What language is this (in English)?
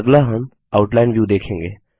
Hindi